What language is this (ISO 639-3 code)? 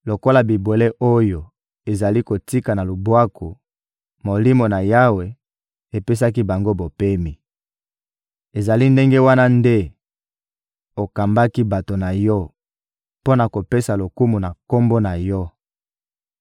lin